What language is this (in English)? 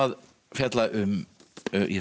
Icelandic